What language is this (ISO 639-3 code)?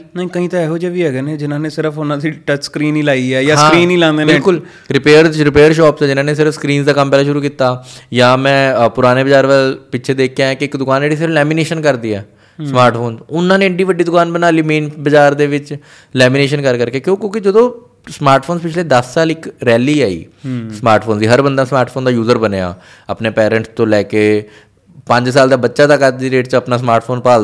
pan